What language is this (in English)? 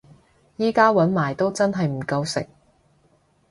Cantonese